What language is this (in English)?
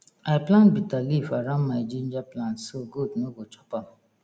Nigerian Pidgin